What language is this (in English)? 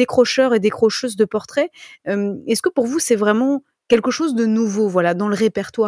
French